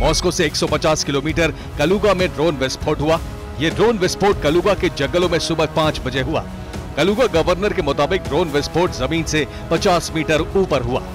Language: Hindi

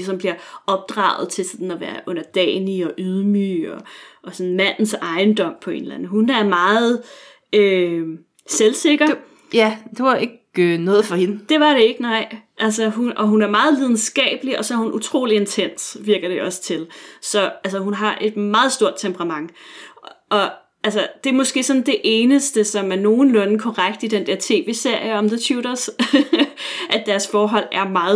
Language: Danish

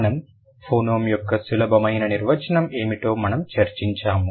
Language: Telugu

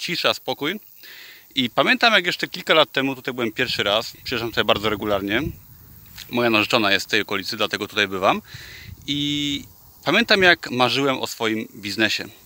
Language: Polish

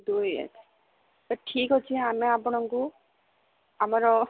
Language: Odia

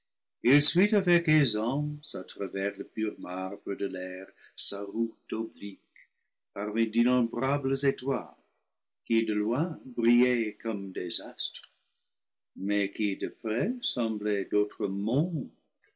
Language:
French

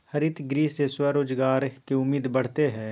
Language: Magahi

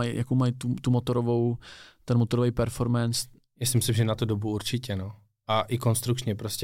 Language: Czech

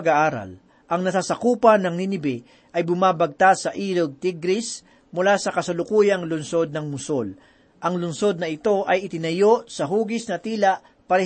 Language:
Filipino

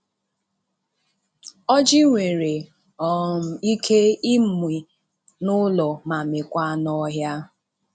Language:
Igbo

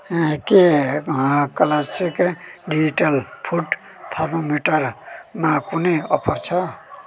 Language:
Nepali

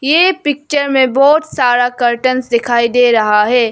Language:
Hindi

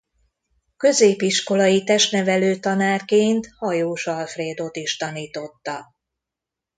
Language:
Hungarian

